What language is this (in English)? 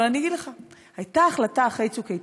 Hebrew